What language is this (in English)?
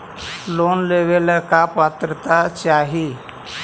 Magahi